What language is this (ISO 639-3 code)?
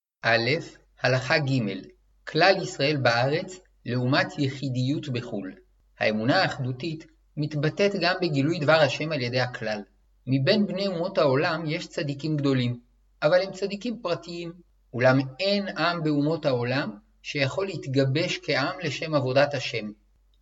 heb